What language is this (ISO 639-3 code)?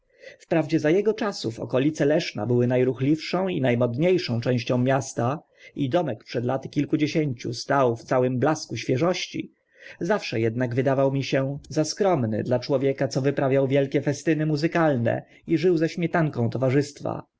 pol